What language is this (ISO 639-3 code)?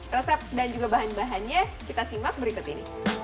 ind